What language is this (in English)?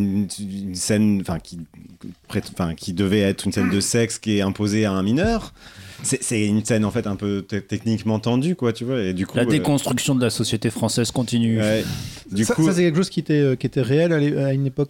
French